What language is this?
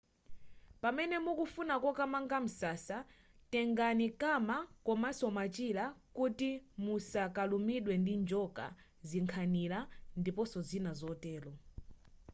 Nyanja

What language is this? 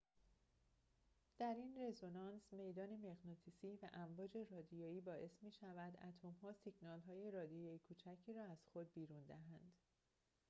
Persian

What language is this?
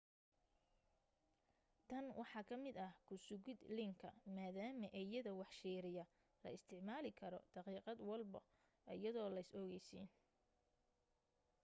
Somali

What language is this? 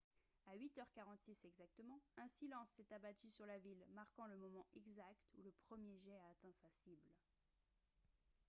French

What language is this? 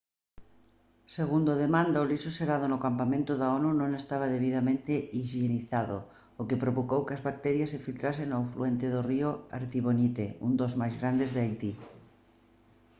Galician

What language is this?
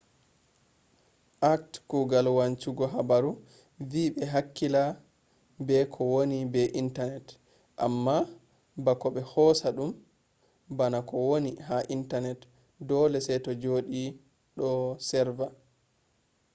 Fula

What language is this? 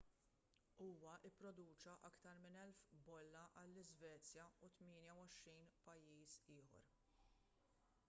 Maltese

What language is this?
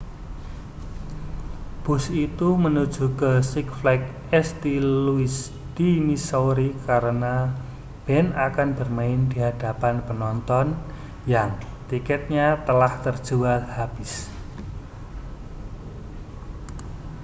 Indonesian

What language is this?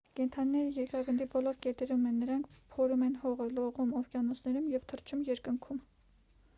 Armenian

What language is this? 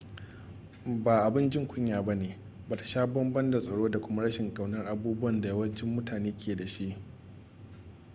Hausa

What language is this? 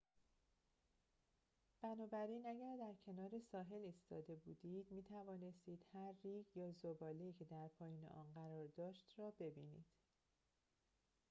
Persian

